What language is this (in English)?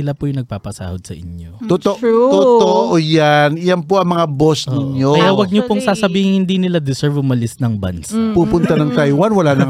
Filipino